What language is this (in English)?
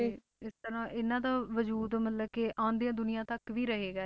Punjabi